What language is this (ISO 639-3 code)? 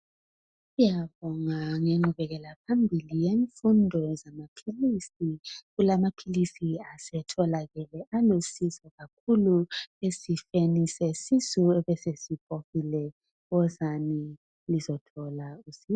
nde